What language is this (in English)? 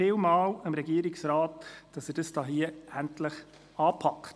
Swiss German